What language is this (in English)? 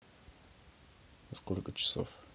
Russian